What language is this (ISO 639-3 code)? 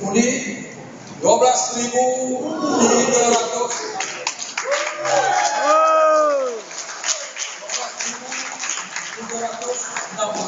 msa